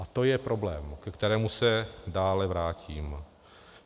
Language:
Czech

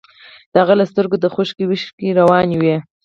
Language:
Pashto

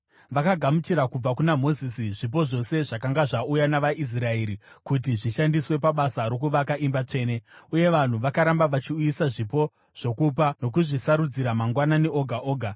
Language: Shona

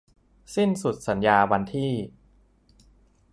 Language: Thai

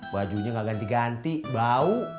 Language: Indonesian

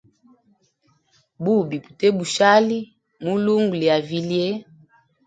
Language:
Hemba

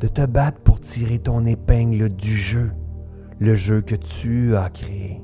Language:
French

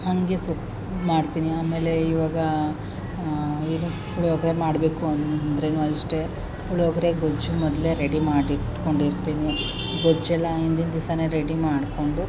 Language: Kannada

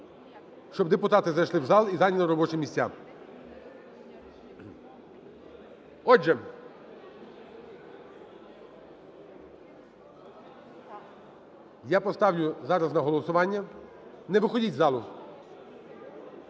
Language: Ukrainian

